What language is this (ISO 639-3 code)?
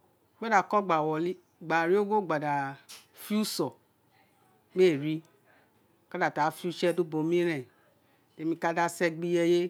its